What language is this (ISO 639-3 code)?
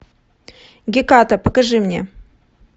rus